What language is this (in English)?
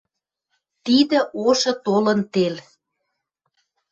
Western Mari